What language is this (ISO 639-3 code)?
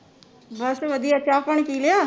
pan